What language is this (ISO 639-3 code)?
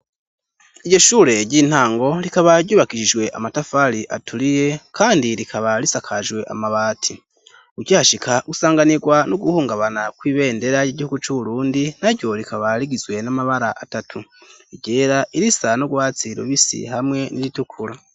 run